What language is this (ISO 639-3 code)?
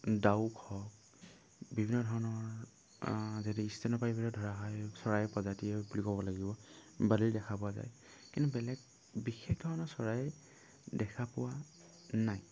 asm